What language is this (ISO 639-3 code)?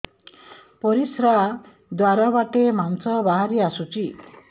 ori